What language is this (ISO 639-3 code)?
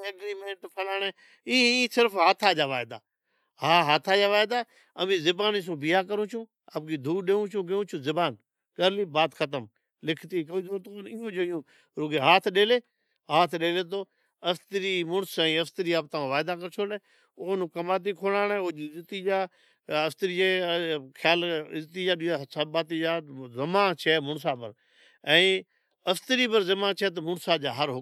odk